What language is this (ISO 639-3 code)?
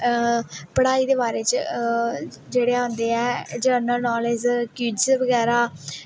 doi